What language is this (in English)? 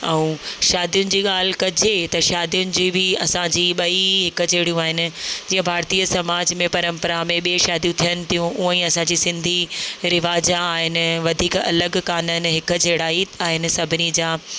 Sindhi